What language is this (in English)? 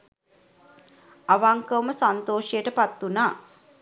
Sinhala